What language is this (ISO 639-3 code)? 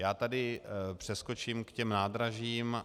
ces